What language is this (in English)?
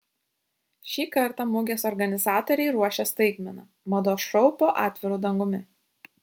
Lithuanian